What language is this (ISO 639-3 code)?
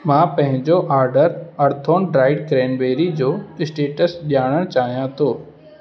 snd